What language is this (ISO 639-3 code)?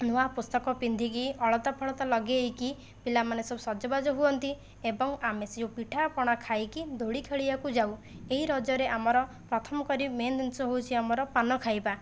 ori